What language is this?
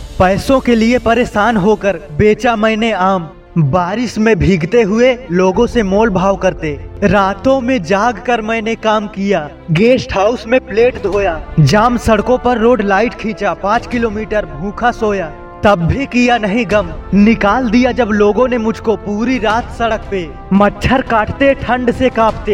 Hindi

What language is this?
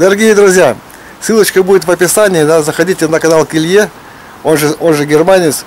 Russian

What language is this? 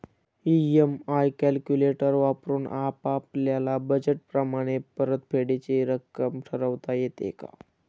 Marathi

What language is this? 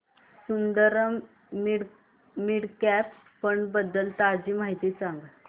Marathi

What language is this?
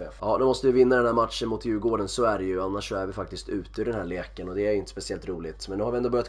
Swedish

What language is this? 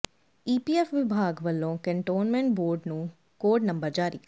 Punjabi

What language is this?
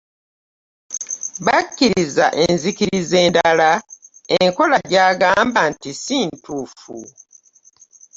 Ganda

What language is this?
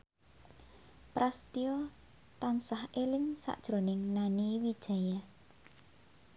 Javanese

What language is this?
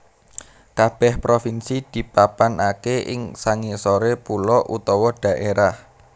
Javanese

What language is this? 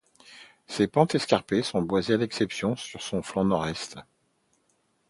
French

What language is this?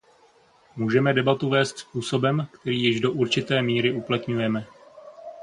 Czech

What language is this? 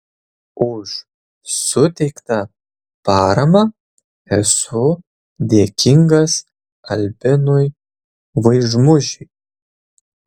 Lithuanian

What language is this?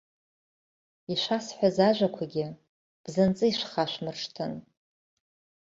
Abkhazian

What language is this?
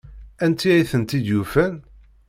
Kabyle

